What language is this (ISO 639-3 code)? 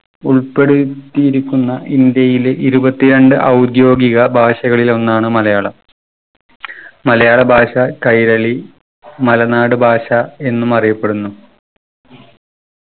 mal